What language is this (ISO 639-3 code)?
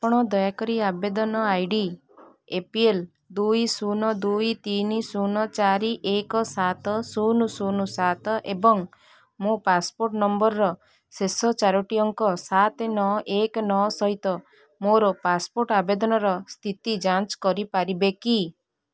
ori